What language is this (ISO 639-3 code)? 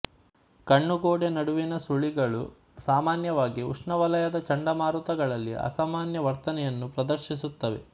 kan